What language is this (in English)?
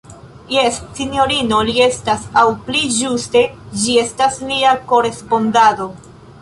Esperanto